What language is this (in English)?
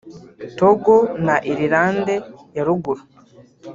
Kinyarwanda